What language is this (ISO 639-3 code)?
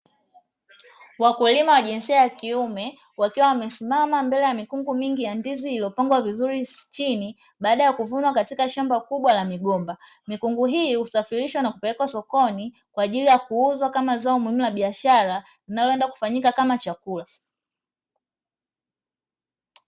swa